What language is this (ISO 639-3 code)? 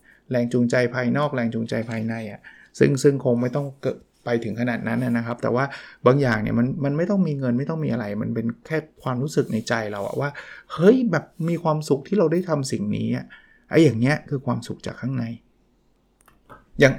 tha